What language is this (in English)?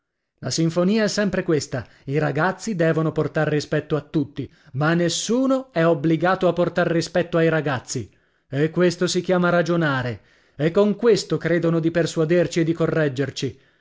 Italian